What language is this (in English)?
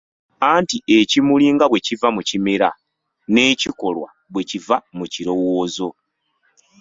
Ganda